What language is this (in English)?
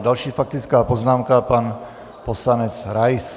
Czech